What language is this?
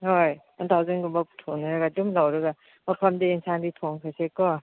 Manipuri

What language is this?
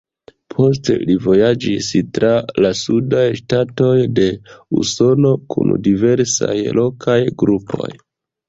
Esperanto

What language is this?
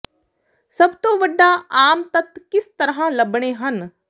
Punjabi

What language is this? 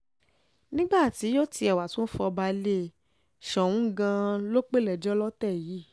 Yoruba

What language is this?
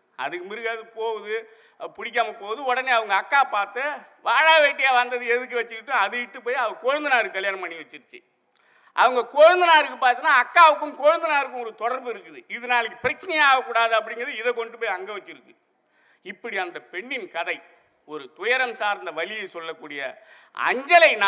Tamil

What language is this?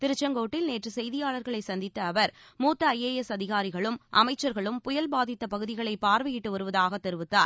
Tamil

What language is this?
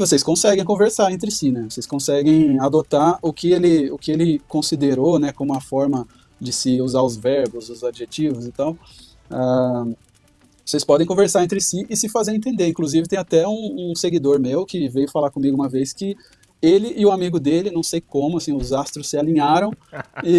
Portuguese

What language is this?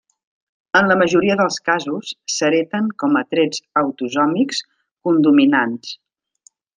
Catalan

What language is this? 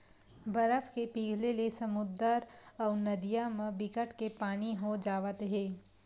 Chhattisgarhi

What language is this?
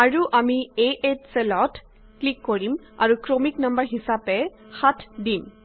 Assamese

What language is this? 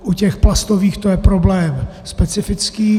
Czech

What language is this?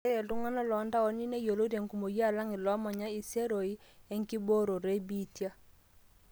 Masai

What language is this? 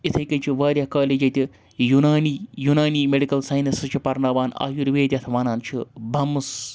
Kashmiri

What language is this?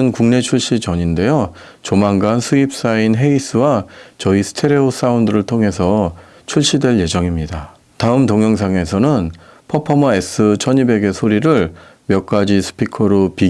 Korean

